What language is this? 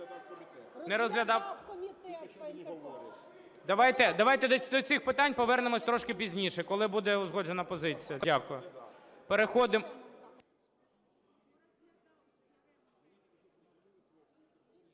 Ukrainian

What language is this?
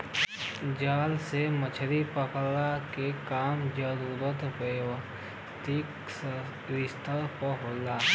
Bhojpuri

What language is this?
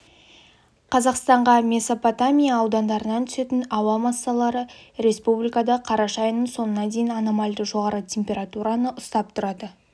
Kazakh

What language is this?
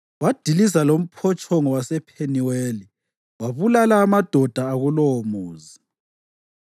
North Ndebele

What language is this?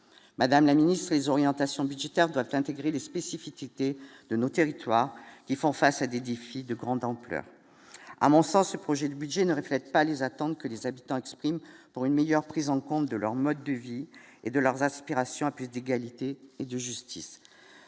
French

